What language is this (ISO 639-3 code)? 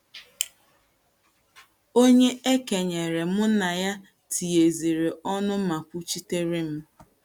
ibo